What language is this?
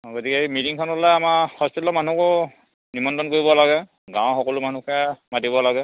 Assamese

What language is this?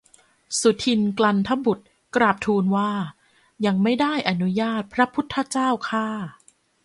Thai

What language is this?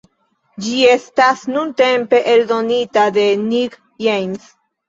Esperanto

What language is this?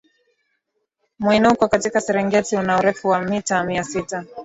Swahili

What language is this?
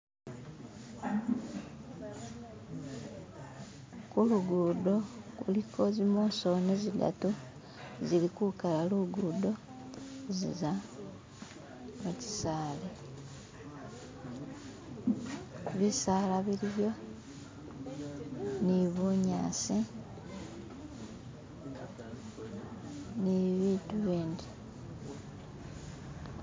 Masaaba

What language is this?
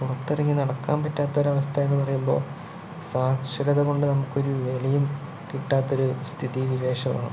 Malayalam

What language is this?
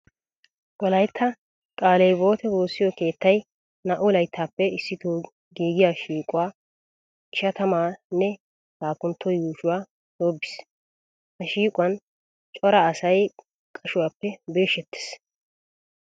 Wolaytta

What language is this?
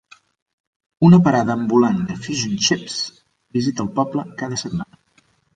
Catalan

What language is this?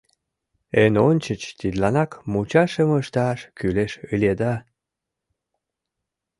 Mari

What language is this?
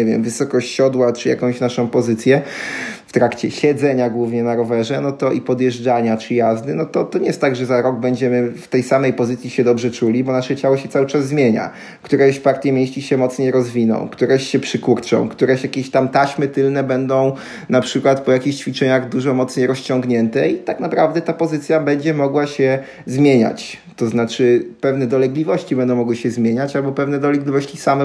Polish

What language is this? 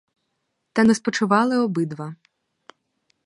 Ukrainian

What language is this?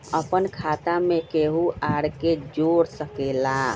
Magahi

